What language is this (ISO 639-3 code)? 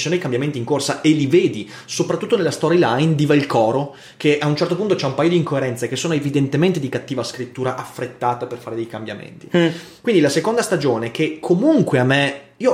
ita